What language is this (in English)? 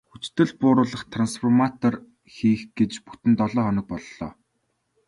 Mongolian